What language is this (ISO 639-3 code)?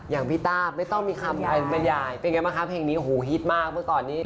tha